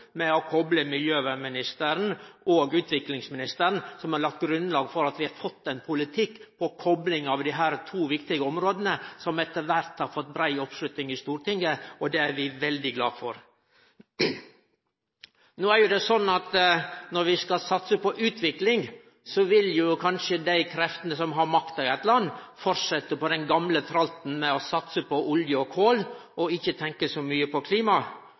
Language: Norwegian Nynorsk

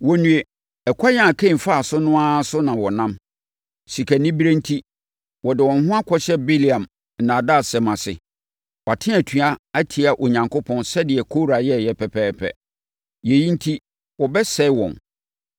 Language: Akan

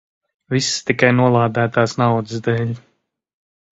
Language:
Latvian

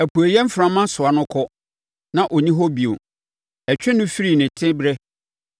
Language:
Akan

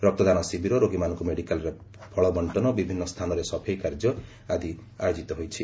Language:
Odia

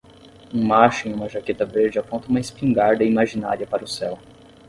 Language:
Portuguese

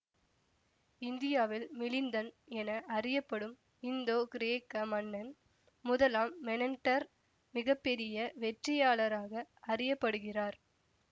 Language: Tamil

